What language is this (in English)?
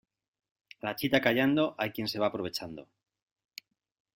Spanish